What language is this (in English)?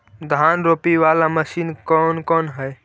Magahi